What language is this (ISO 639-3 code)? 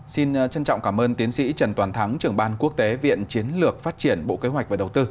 vie